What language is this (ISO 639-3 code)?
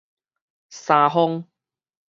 nan